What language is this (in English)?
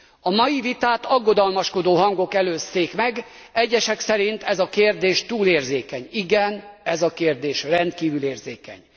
Hungarian